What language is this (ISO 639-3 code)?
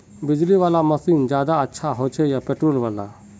mag